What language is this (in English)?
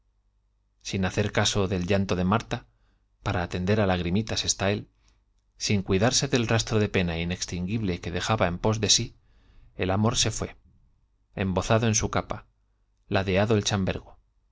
Spanish